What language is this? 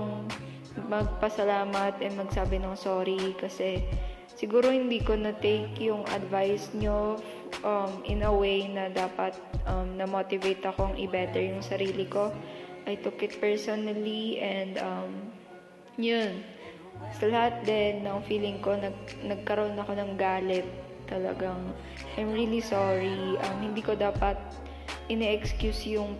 Filipino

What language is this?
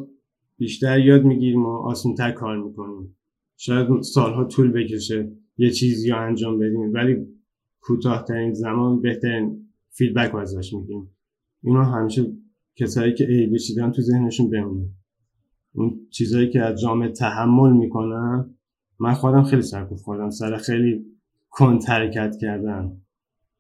Persian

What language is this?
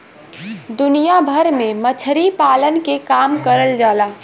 Bhojpuri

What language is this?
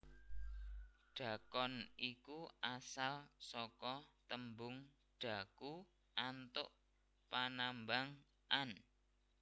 Javanese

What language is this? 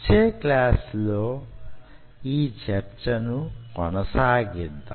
Telugu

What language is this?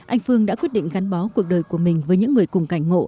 Vietnamese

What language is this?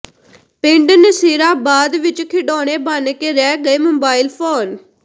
Punjabi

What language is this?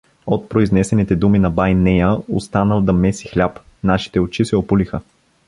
Bulgarian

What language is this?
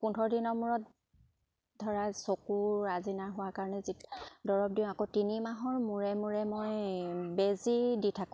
Assamese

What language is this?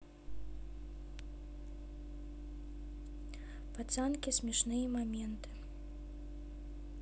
Russian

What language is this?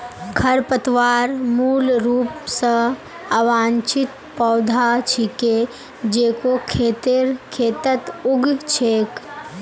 Magahi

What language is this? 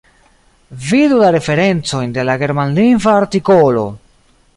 Esperanto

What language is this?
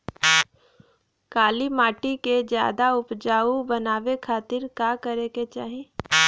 Bhojpuri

